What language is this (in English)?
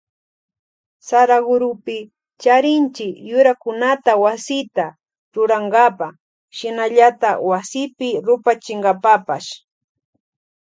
Loja Highland Quichua